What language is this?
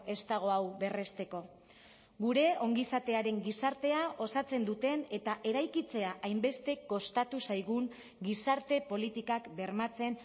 Basque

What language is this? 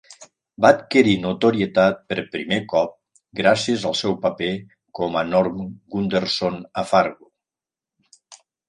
Catalan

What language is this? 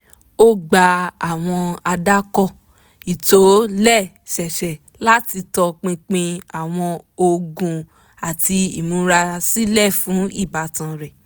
Yoruba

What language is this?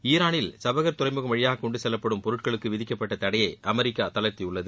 Tamil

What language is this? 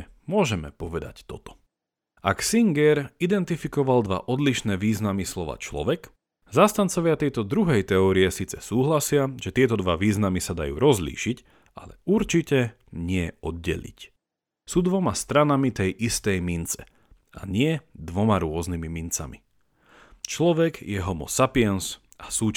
Slovak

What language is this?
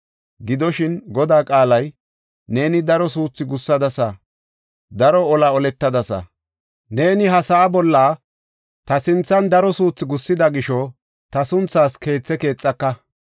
Gofa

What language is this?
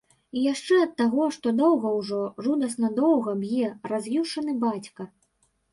Belarusian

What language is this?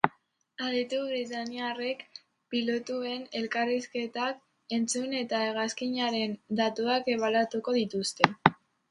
Basque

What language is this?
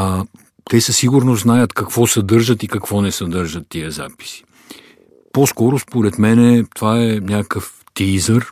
Bulgarian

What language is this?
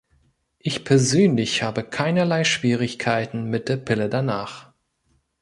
German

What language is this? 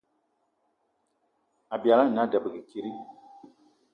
Eton (Cameroon)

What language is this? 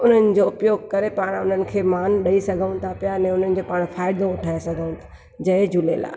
Sindhi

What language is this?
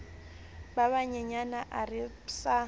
Southern Sotho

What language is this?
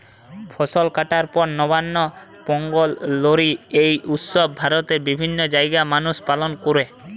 Bangla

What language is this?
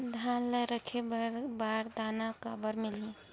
Chhattisgarhi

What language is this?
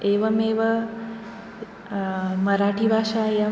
Sanskrit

